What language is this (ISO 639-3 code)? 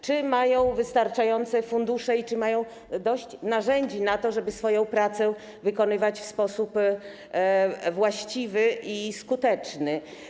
pol